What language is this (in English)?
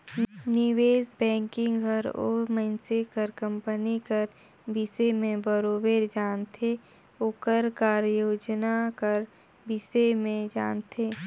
Chhattisgarhi